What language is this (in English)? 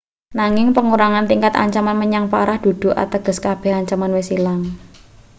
Javanese